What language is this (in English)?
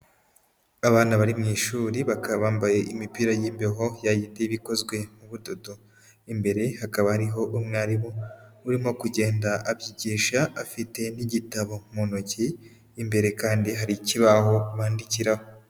Kinyarwanda